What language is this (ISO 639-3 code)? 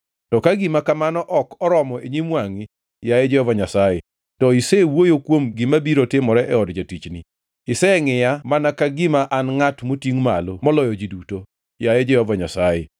luo